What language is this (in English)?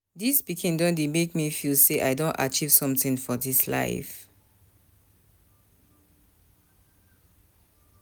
Nigerian Pidgin